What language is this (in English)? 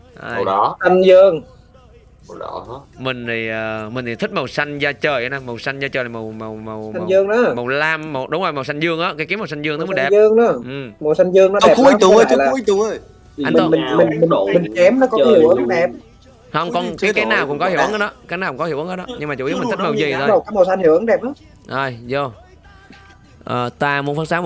Vietnamese